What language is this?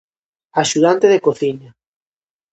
Galician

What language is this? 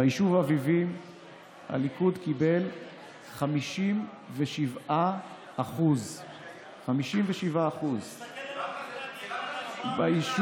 Hebrew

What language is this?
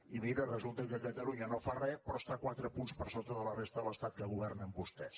Catalan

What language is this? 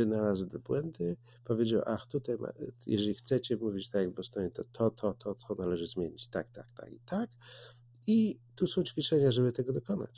Polish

